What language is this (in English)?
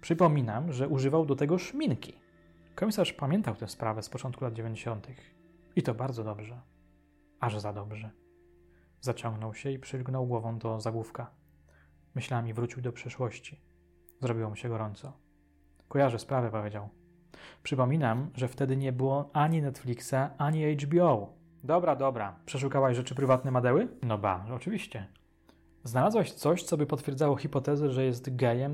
Polish